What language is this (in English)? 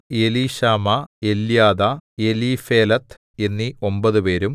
Malayalam